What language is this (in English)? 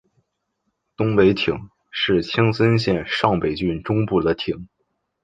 Chinese